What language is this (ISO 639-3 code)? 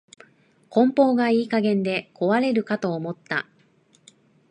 jpn